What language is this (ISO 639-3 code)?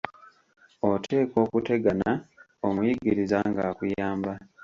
lug